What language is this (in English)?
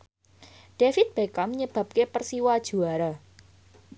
Javanese